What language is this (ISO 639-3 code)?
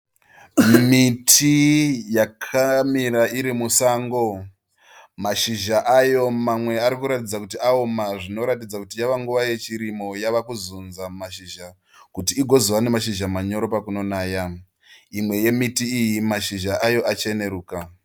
sna